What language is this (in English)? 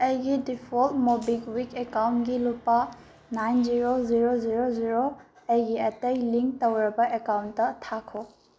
Manipuri